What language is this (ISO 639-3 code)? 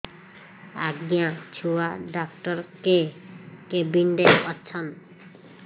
ori